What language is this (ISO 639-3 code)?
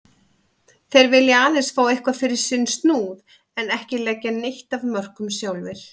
isl